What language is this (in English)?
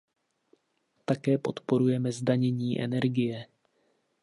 Czech